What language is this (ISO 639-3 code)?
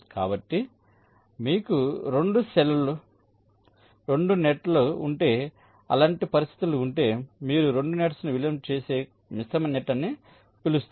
tel